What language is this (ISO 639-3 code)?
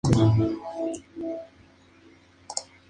spa